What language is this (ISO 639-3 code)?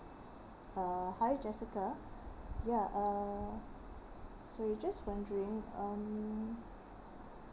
eng